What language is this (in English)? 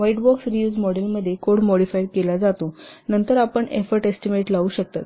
Marathi